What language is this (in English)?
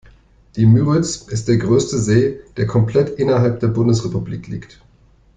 German